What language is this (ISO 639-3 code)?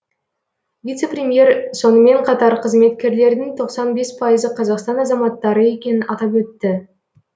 kaz